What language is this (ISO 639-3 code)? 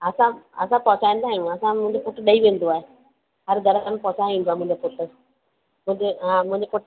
snd